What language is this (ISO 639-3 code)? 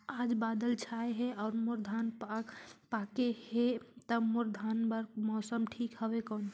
hne